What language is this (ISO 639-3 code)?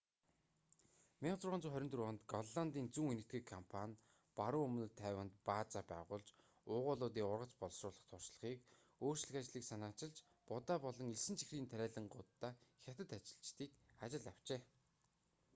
mon